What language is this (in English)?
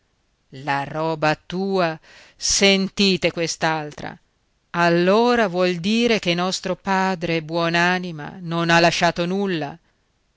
Italian